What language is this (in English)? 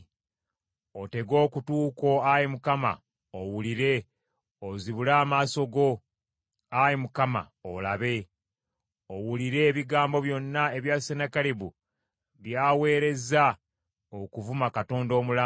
Ganda